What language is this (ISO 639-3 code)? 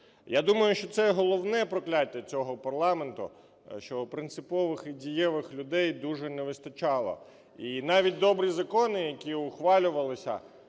ukr